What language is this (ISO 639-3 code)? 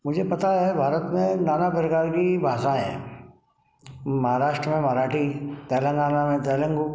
hin